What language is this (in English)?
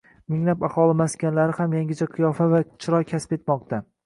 Uzbek